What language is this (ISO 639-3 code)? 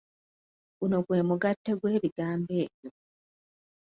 lug